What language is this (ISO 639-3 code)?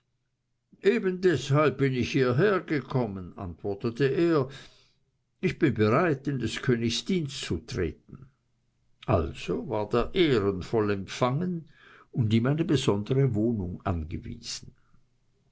deu